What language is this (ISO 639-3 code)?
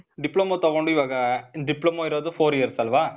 kan